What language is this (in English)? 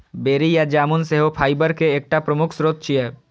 Maithili